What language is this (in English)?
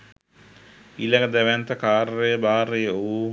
Sinhala